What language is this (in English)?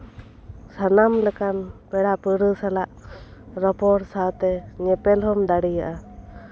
Santali